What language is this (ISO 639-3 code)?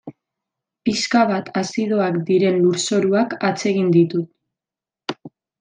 eus